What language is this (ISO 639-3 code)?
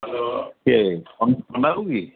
ori